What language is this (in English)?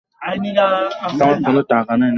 Bangla